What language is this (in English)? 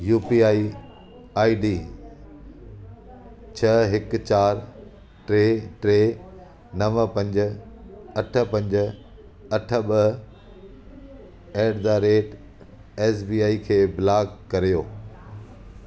Sindhi